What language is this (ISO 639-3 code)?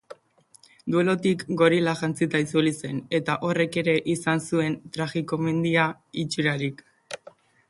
eus